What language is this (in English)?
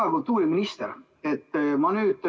Estonian